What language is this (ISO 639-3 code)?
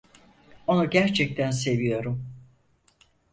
tur